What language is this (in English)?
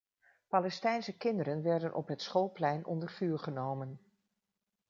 Dutch